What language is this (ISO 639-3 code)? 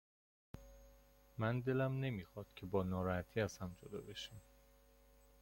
fas